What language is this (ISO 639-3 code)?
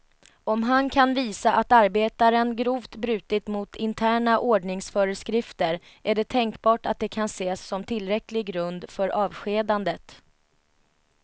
swe